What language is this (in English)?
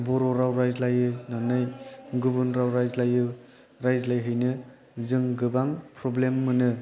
Bodo